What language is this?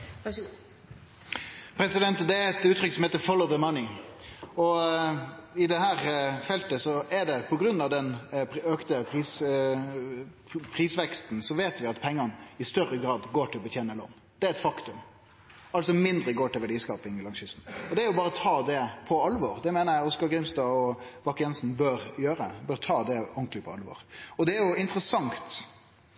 Norwegian Nynorsk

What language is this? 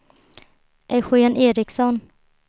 Swedish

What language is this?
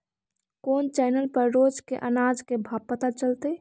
Magahi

